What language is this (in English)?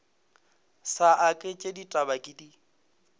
Northern Sotho